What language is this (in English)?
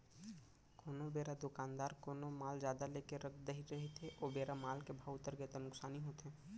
Chhattisgarhi